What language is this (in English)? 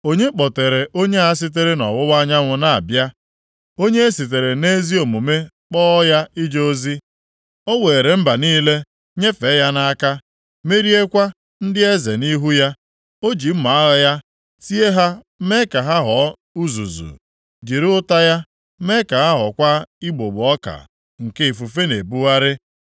Igbo